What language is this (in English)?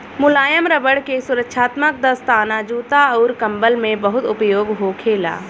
Bhojpuri